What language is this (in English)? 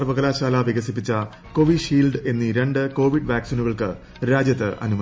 Malayalam